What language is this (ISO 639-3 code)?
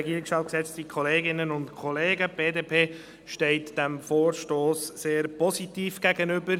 gsw